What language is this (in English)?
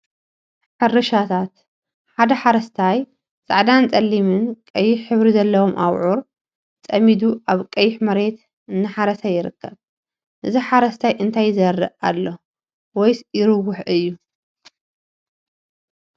Tigrinya